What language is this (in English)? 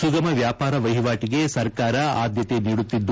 Kannada